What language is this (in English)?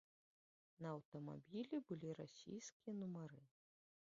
Belarusian